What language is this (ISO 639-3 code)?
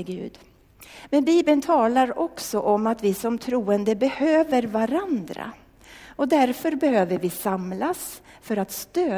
swe